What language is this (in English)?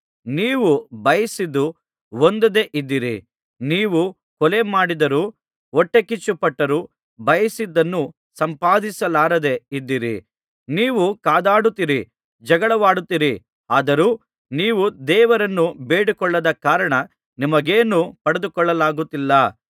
Kannada